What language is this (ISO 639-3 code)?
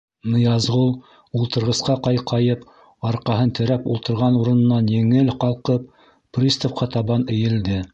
bak